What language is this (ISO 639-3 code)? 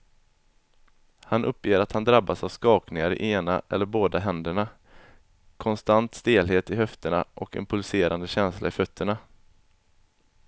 swe